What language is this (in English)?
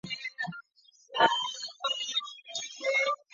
Chinese